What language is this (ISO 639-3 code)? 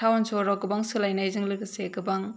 brx